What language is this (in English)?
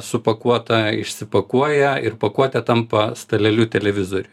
Lithuanian